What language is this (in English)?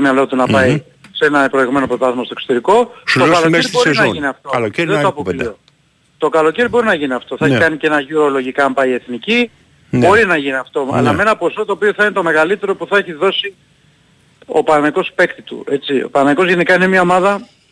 Greek